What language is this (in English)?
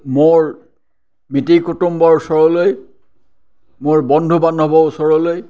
Assamese